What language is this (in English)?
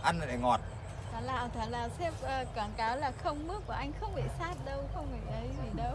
Vietnamese